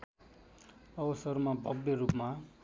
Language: Nepali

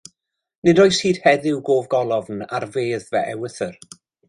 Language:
Welsh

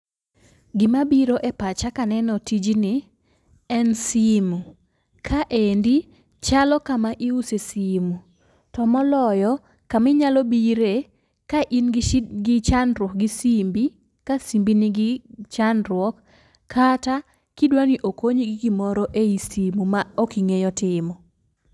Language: Luo (Kenya and Tanzania)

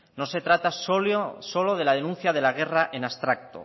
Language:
Spanish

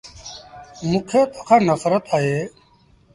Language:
Sindhi Bhil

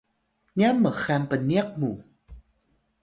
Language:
Atayal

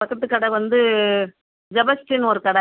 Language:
Tamil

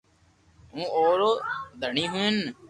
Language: Loarki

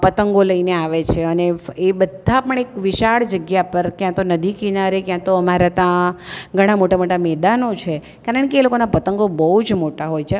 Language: Gujarati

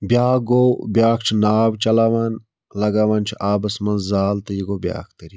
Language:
Kashmiri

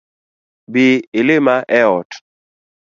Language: Luo (Kenya and Tanzania)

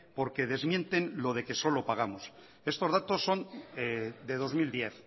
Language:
Spanish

